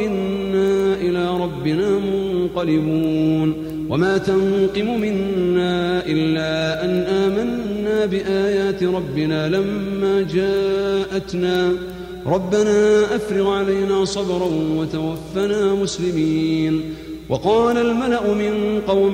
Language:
Arabic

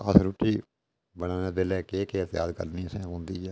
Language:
Dogri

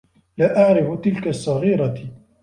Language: Arabic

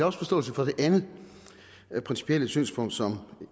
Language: Danish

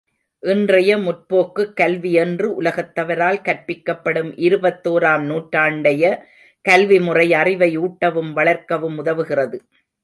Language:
Tamil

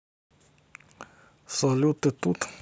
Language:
Russian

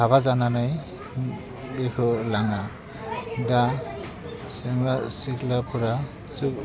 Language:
Bodo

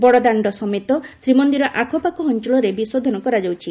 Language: Odia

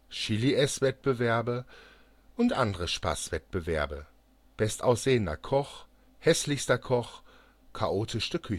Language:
German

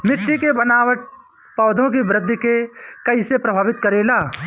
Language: Bhojpuri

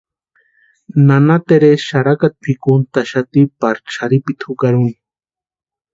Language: Western Highland Purepecha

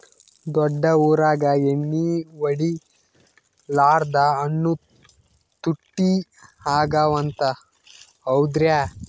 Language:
Kannada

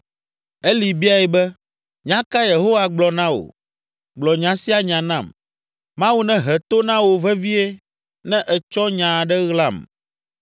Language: Ewe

